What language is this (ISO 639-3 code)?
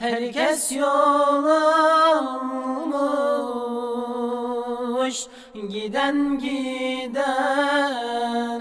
tur